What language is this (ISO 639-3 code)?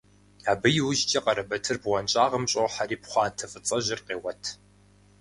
kbd